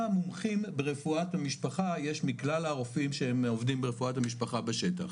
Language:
Hebrew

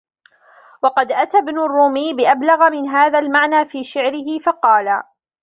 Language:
Arabic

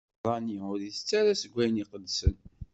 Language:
Kabyle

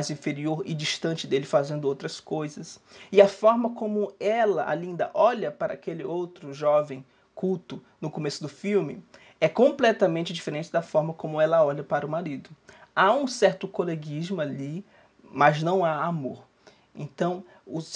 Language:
Portuguese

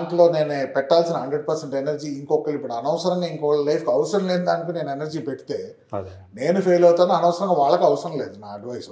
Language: Telugu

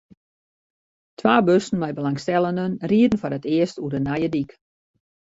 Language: Western Frisian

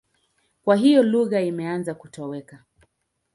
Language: Swahili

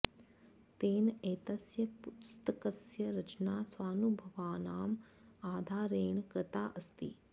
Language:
Sanskrit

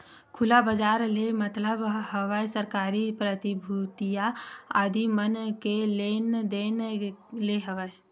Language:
Chhattisgarhi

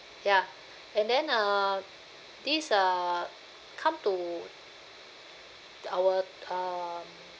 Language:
English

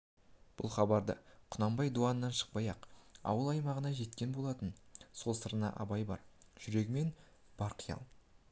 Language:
Kazakh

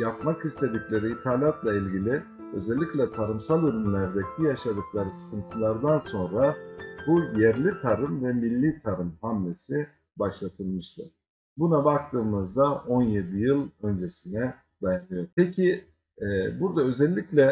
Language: Turkish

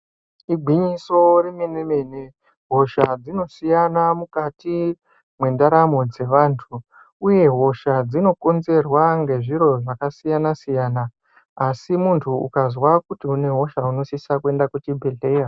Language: Ndau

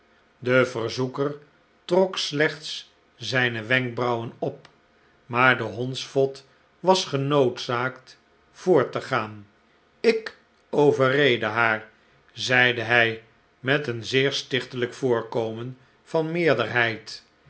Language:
Dutch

